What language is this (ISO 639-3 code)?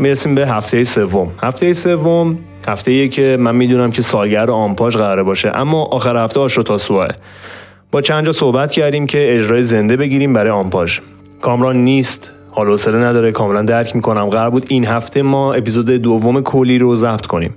fas